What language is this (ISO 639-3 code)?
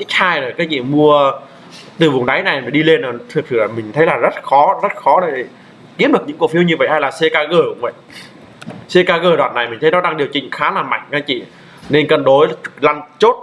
vie